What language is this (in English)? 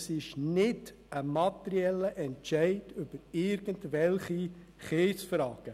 Swiss German